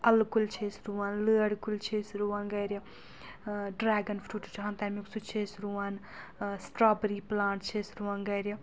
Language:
Kashmiri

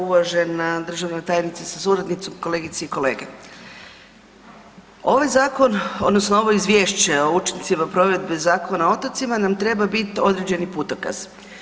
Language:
Croatian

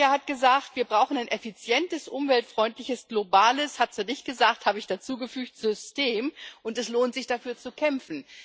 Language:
German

